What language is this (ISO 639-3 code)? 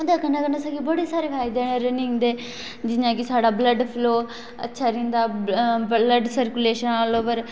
doi